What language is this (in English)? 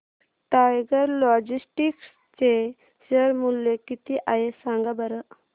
Marathi